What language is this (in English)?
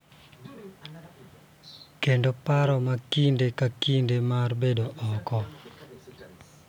Luo (Kenya and Tanzania)